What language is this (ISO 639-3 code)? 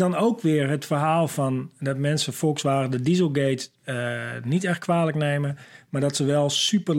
nld